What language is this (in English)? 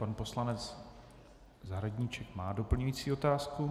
Czech